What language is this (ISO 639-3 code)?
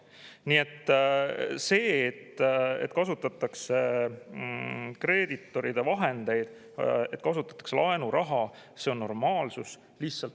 est